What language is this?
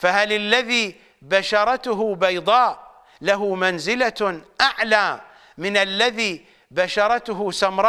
Arabic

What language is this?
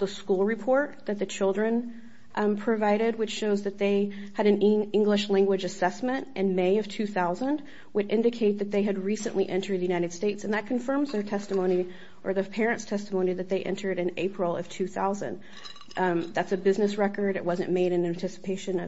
English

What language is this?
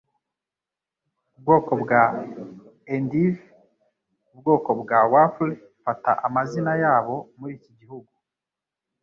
Kinyarwanda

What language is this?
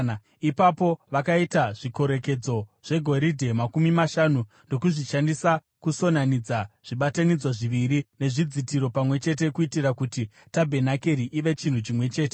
Shona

